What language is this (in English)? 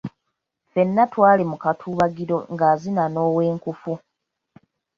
Ganda